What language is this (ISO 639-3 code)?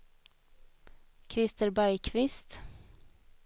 swe